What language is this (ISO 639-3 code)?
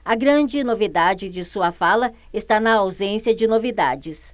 por